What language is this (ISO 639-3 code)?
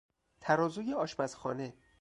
fas